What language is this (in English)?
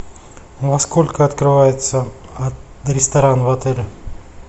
Russian